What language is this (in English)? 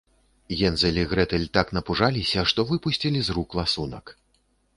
Belarusian